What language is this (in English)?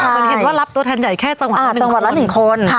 Thai